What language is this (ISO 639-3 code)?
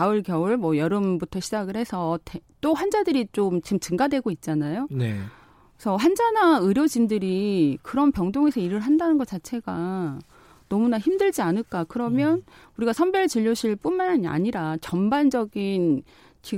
kor